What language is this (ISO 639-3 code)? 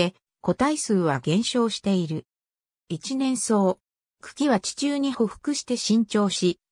jpn